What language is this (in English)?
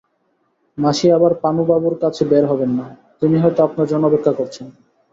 Bangla